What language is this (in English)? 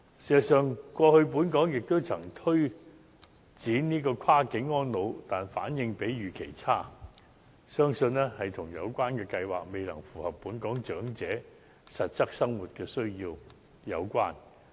Cantonese